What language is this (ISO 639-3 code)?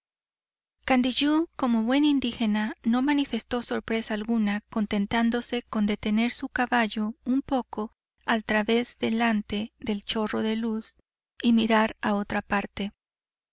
spa